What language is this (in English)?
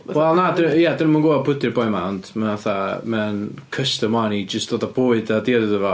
Welsh